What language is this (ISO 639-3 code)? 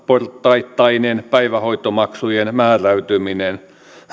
fin